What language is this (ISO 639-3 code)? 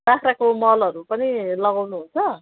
nep